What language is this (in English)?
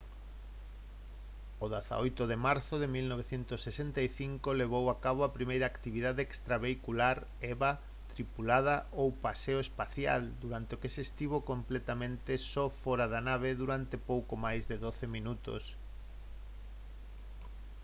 Galician